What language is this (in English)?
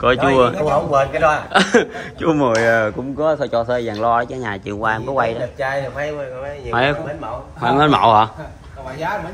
Vietnamese